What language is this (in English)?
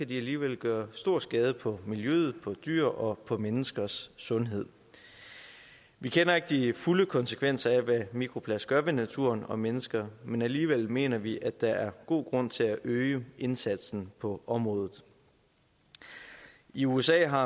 Danish